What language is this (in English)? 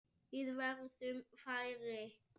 Icelandic